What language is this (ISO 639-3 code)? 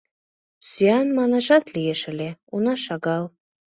chm